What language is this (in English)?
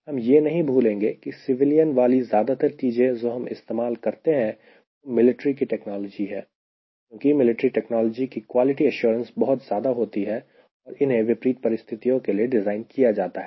Hindi